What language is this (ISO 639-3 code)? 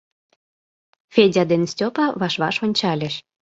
chm